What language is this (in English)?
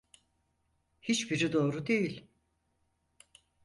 Turkish